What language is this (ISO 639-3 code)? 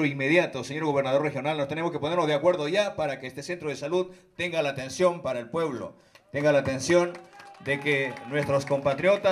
spa